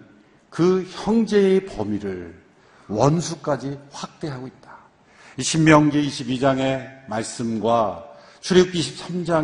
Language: Korean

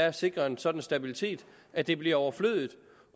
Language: Danish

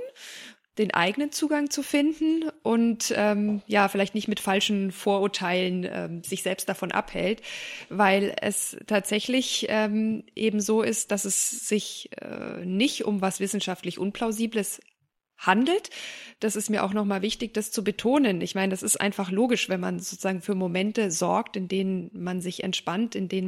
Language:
German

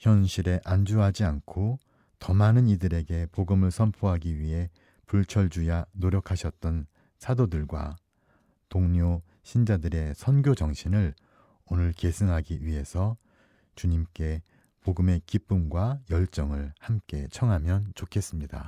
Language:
Korean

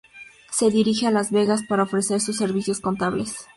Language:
Spanish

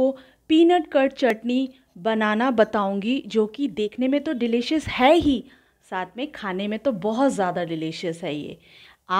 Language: Hindi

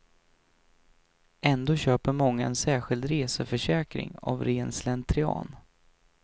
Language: Swedish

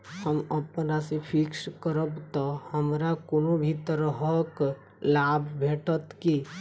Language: Maithili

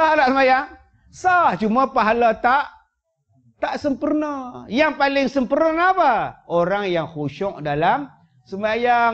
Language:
Malay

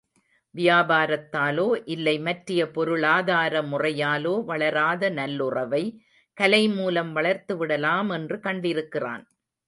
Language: Tamil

